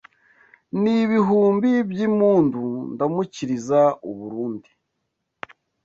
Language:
Kinyarwanda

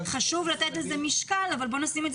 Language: Hebrew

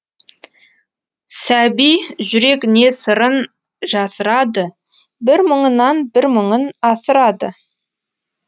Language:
Kazakh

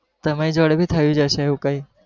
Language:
Gujarati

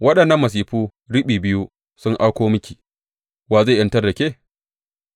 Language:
Hausa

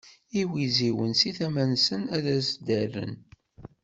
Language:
Kabyle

